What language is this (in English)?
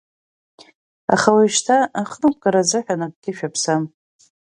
Abkhazian